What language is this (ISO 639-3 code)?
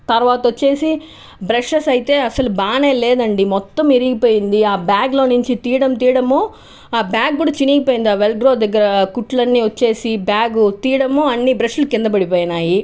tel